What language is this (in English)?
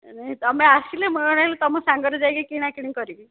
Odia